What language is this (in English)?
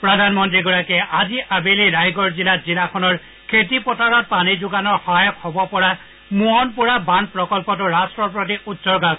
Assamese